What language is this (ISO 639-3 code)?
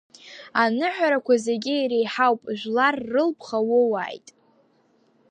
abk